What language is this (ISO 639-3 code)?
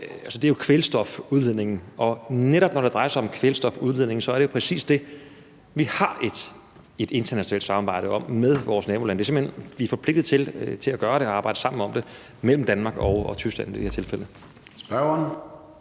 dan